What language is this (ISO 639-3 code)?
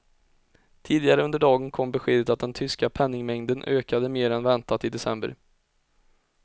swe